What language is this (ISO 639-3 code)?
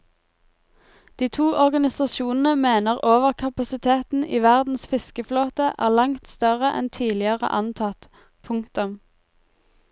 nor